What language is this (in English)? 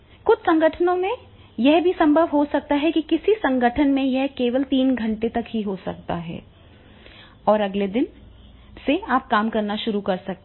Hindi